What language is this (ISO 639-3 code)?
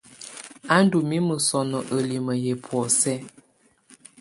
tvu